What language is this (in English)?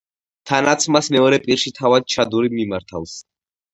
Georgian